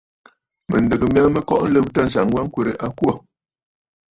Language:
Bafut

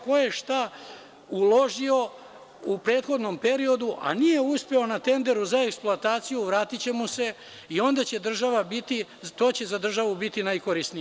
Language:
Serbian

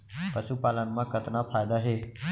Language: Chhattisgarhi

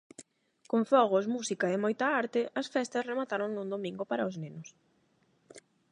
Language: Galician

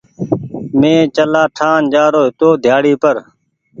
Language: Goaria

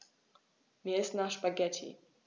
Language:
German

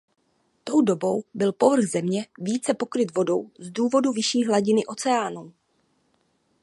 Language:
Czech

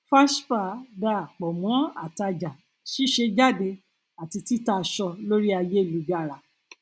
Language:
Yoruba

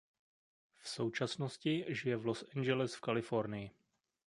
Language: Czech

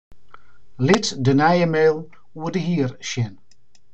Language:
Western Frisian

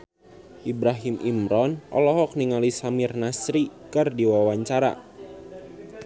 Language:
Sundanese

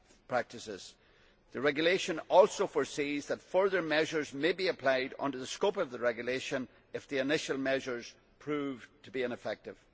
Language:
English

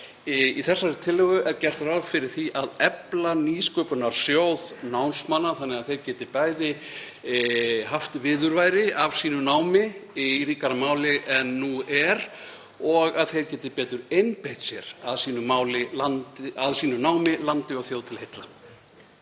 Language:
Icelandic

